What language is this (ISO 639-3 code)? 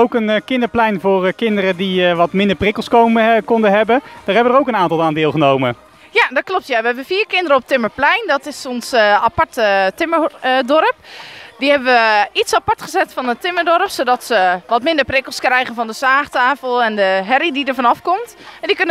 nld